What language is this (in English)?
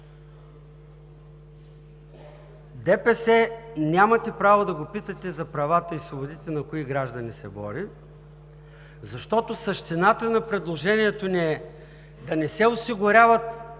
Bulgarian